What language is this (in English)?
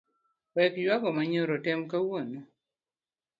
Luo (Kenya and Tanzania)